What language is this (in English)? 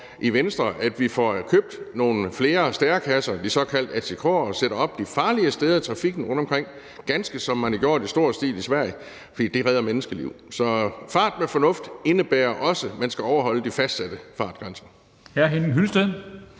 Danish